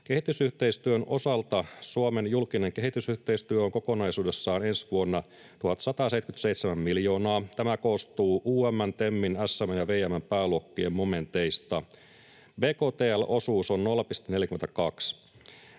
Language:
Finnish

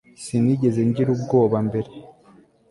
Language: Kinyarwanda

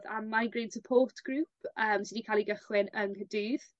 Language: Welsh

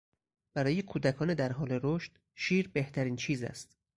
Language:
Persian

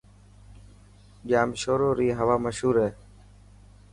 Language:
Dhatki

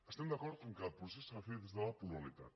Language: Catalan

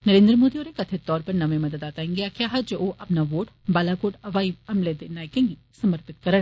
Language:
Dogri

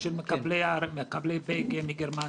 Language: Hebrew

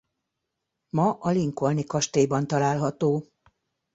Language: Hungarian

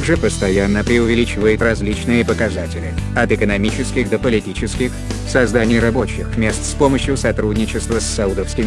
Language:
Russian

